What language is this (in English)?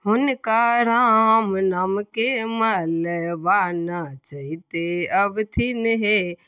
Maithili